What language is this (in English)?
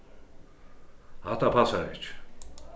Faroese